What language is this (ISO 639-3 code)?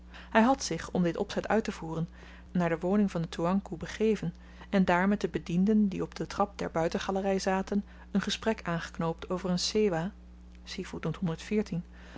nld